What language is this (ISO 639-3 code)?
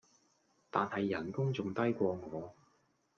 yue